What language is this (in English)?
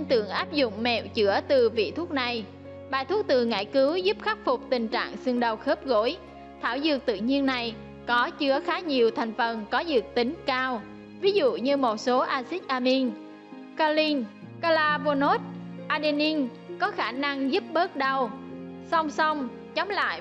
Vietnamese